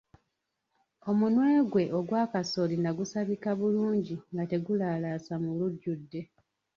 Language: Ganda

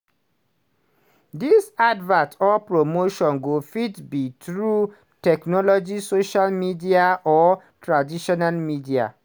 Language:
Nigerian Pidgin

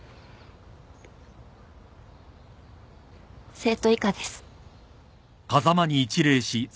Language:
Japanese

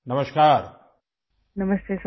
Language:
Urdu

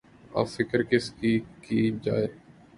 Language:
Urdu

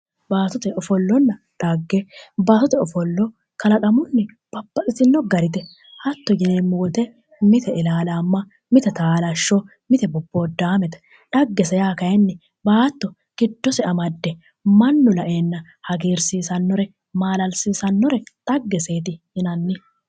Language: Sidamo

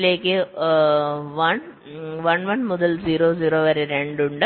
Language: Malayalam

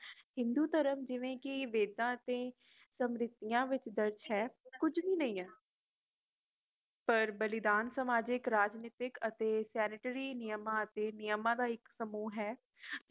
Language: Punjabi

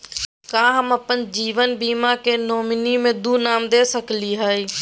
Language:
Magahi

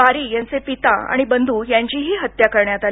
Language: Marathi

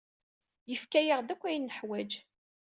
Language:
Kabyle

